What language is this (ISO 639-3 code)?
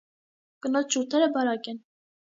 hye